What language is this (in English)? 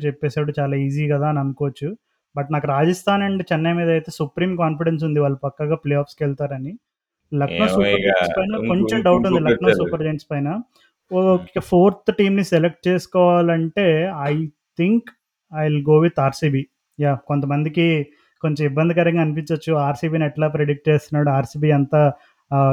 Telugu